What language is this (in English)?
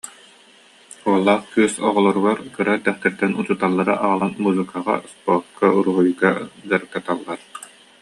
Yakut